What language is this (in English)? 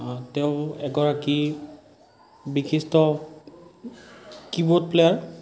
Assamese